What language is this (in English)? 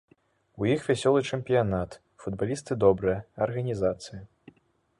Belarusian